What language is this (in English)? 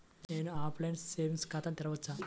Telugu